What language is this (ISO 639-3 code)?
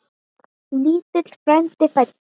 isl